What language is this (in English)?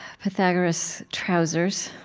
English